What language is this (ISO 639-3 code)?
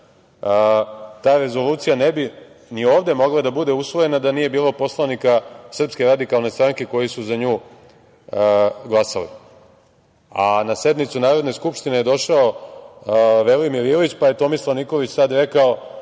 srp